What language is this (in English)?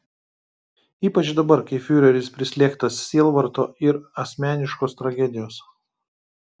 Lithuanian